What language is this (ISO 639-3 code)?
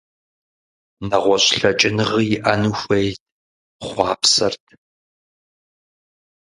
kbd